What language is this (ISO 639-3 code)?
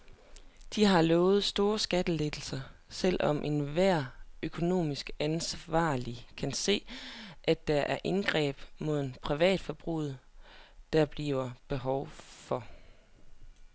dan